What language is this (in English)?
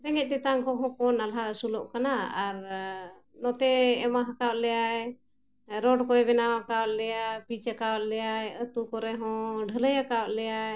Santali